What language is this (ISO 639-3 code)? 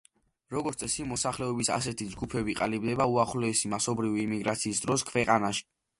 kat